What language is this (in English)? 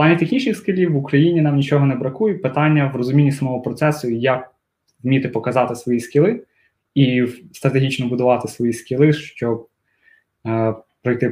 Ukrainian